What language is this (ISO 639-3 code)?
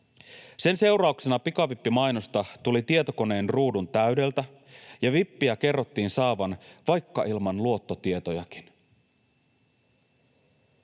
fin